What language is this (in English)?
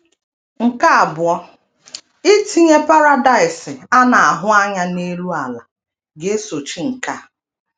Igbo